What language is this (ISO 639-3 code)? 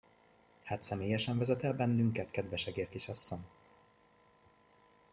hun